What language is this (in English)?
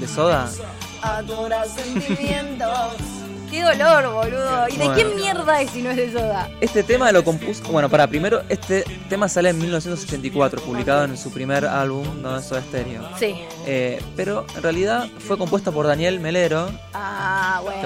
Spanish